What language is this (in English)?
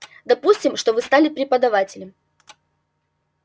Russian